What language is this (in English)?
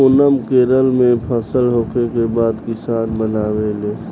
Bhojpuri